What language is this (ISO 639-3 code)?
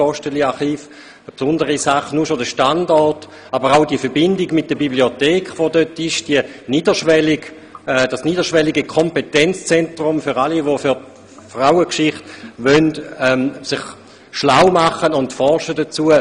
gsw